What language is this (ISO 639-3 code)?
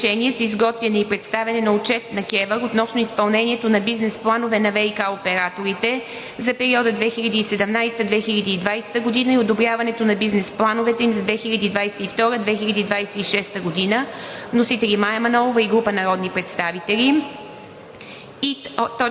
bul